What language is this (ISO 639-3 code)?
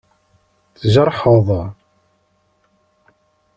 kab